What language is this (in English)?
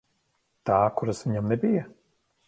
Latvian